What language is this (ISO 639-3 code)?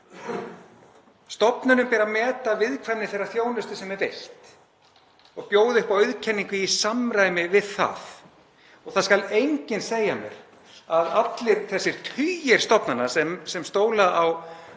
isl